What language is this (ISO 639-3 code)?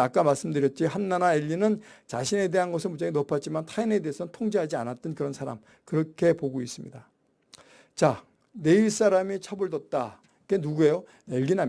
kor